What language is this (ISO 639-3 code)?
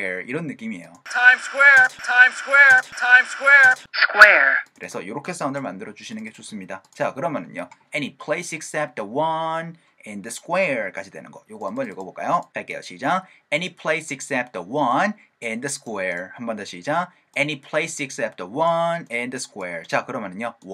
kor